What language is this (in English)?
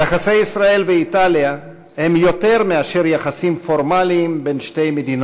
Hebrew